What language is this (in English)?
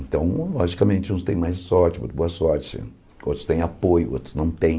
Portuguese